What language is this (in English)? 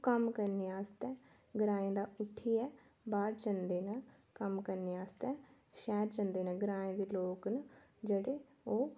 Dogri